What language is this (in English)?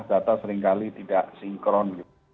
Indonesian